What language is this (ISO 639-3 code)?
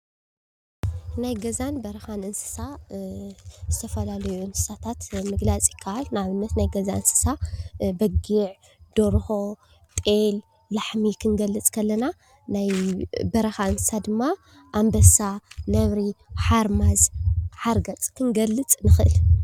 tir